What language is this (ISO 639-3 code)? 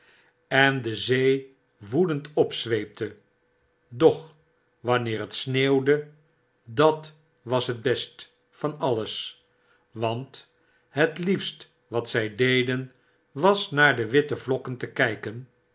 nld